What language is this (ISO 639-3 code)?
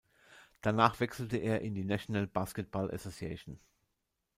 deu